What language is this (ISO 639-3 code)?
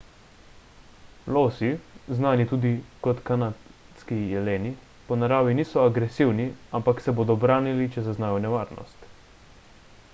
slv